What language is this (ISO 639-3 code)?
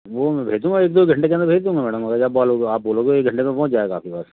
hin